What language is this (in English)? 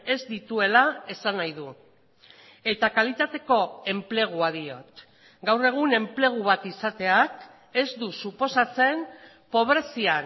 Basque